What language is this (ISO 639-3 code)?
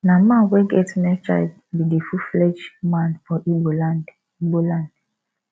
pcm